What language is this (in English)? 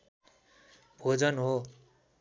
Nepali